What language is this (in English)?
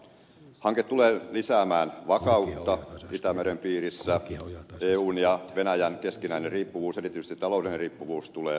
Finnish